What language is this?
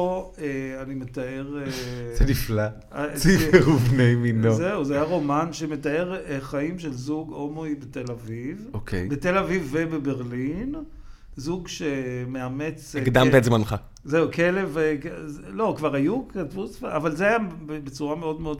Hebrew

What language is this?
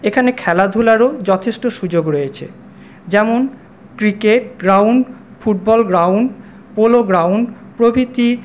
Bangla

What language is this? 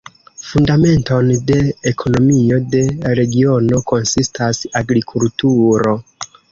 Esperanto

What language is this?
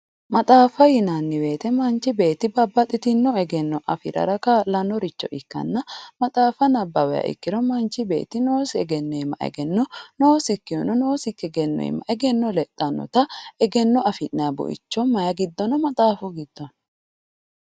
Sidamo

